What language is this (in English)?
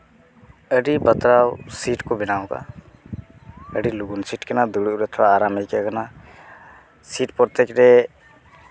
Santali